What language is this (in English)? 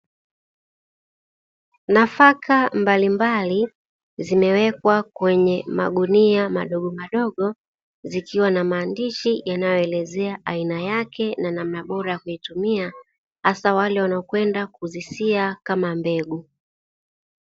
Swahili